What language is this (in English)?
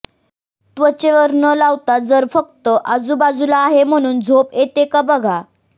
Marathi